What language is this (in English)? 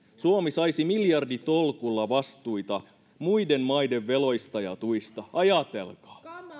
Finnish